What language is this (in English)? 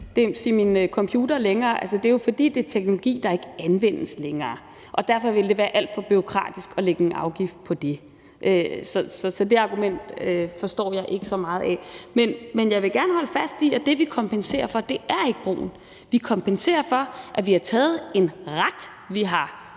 Danish